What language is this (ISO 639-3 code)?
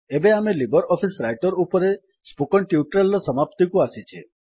ori